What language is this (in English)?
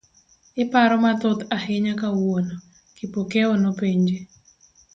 Luo (Kenya and Tanzania)